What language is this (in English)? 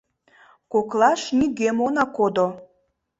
Mari